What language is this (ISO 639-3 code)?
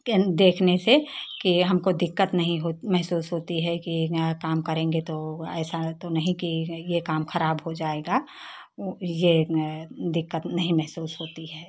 hin